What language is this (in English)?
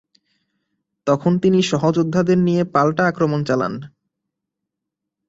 Bangla